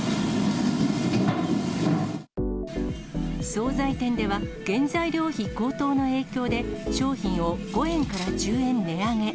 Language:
Japanese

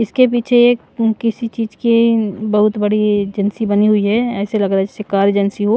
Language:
Hindi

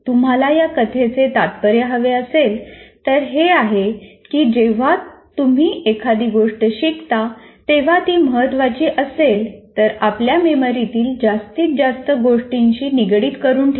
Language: Marathi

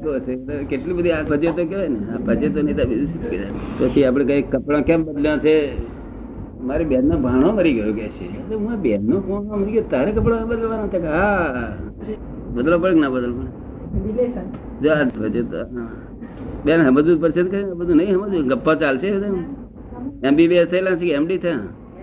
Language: Gujarati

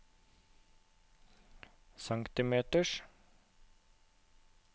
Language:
Norwegian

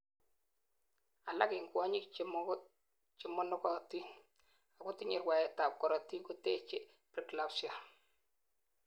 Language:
Kalenjin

